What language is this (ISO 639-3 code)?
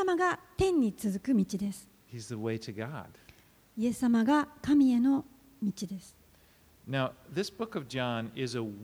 jpn